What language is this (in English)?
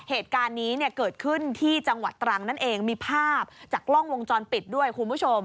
Thai